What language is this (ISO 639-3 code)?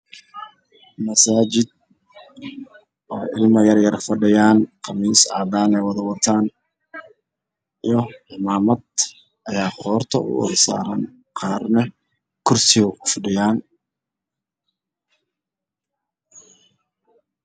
som